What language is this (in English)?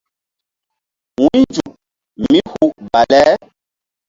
Mbum